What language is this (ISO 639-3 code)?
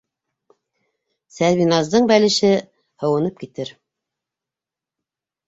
bak